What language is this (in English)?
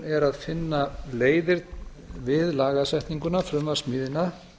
Icelandic